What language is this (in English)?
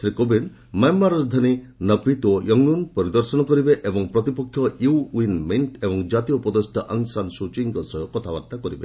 Odia